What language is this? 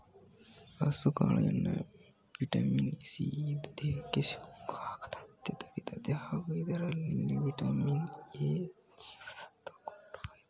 Kannada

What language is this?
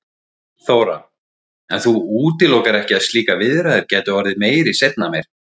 Icelandic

